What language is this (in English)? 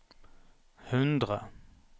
Norwegian